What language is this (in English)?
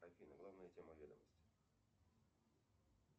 Russian